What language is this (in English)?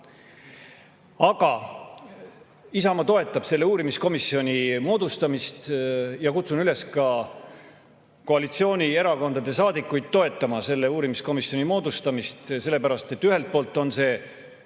Estonian